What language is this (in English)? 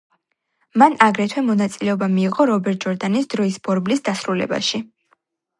Georgian